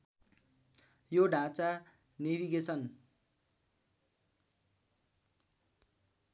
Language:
Nepali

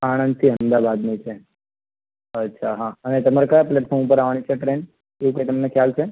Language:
Gujarati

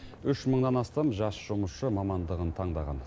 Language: Kazakh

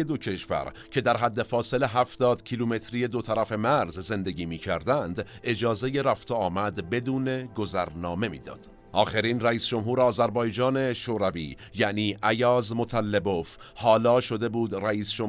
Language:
Persian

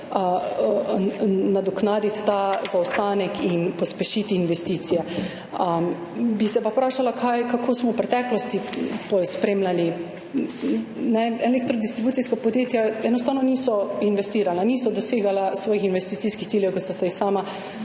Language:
Slovenian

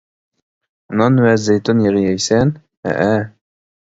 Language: Uyghur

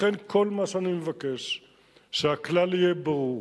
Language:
Hebrew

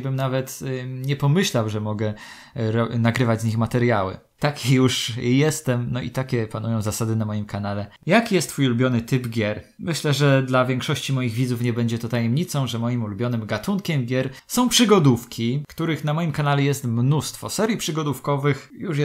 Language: Polish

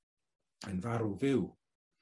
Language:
Welsh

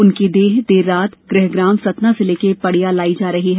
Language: Hindi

